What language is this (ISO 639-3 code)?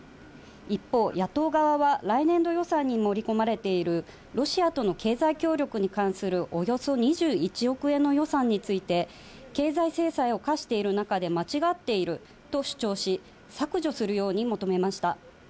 jpn